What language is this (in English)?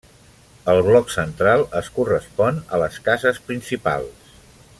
Catalan